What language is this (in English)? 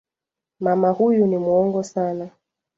Swahili